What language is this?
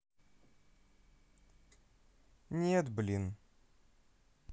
Russian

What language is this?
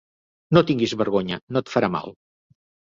Catalan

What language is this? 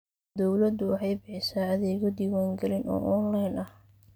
Somali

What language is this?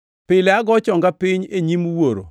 Luo (Kenya and Tanzania)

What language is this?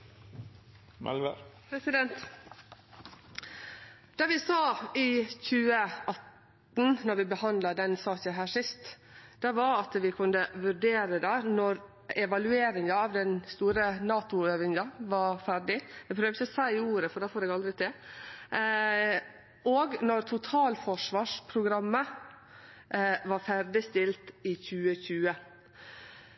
Norwegian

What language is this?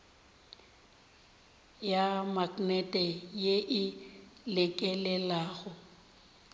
Northern Sotho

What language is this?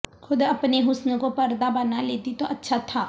Urdu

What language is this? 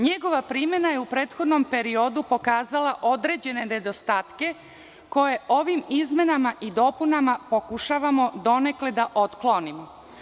Serbian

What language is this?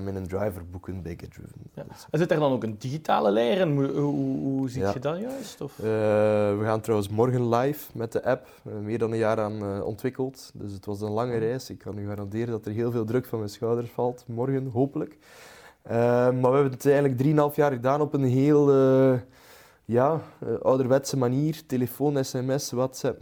Dutch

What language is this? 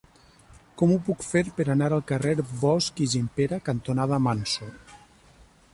Catalan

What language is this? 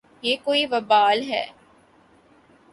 Urdu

